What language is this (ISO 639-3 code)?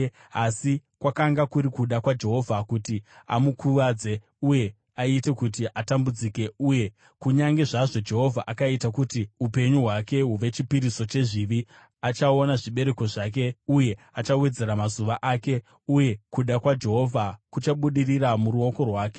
sna